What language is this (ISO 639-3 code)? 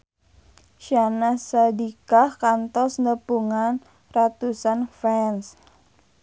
sun